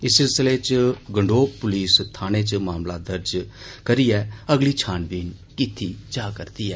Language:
Dogri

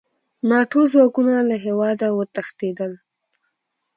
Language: Pashto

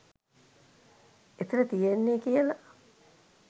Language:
Sinhala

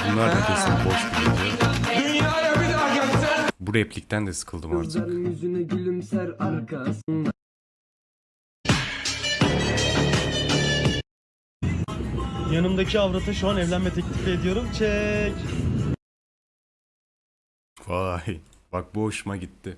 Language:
Turkish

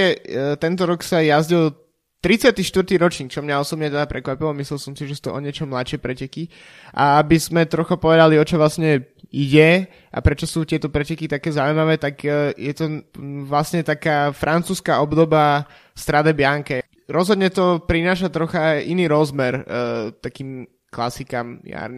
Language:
Slovak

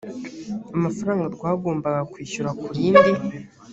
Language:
Kinyarwanda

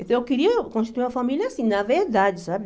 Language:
Portuguese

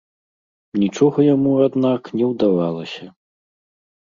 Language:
Belarusian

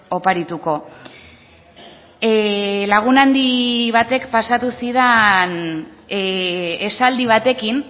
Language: Basque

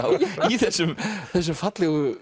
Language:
Icelandic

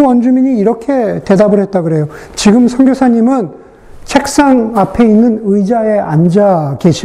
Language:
Korean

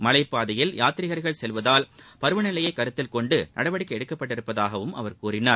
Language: Tamil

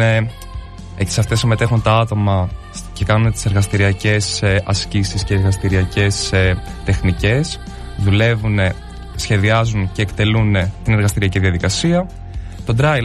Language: Greek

